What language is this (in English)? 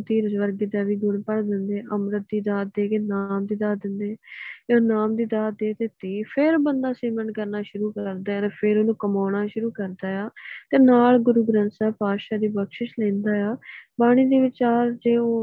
Punjabi